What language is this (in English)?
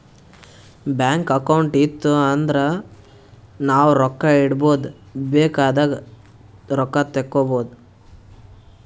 Kannada